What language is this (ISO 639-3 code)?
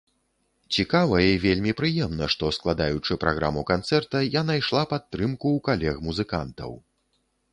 bel